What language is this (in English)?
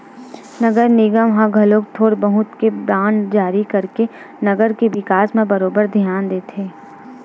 Chhattisgarhi